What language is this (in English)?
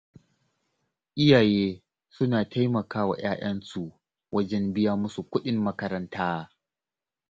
Hausa